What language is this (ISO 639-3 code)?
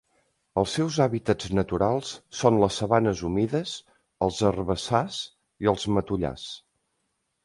cat